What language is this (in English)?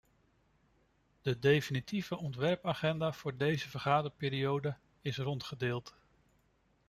Dutch